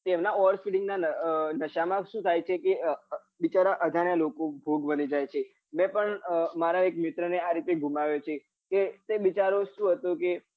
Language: Gujarati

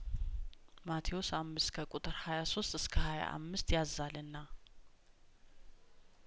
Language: Amharic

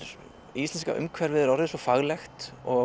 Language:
Icelandic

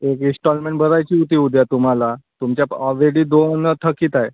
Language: Marathi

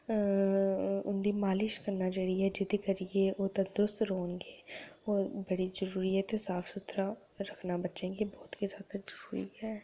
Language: Dogri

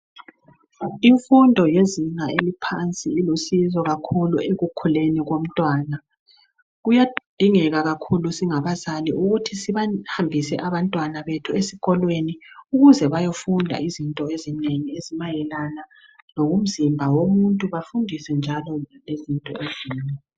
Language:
North Ndebele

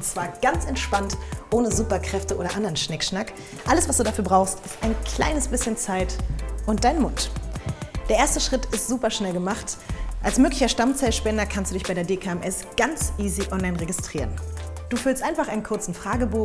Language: German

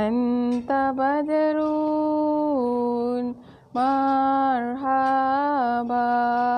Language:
Malay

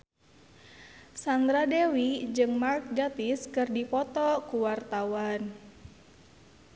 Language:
Sundanese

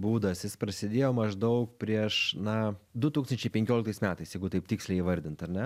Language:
Lithuanian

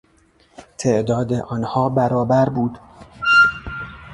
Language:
Persian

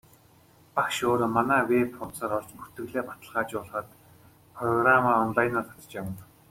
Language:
Mongolian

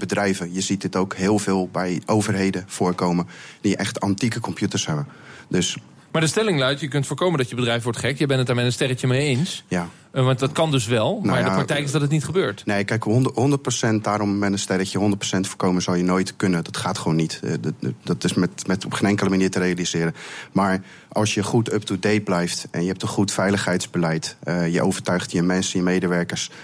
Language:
Dutch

